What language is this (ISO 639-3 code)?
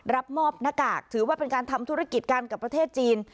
tha